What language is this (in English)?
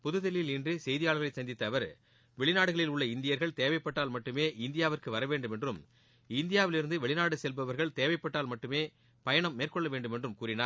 Tamil